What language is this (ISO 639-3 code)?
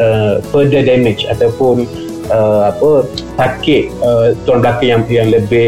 msa